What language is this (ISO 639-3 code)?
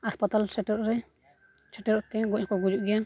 sat